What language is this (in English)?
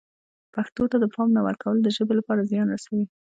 Pashto